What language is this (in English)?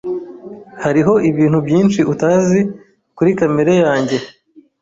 Kinyarwanda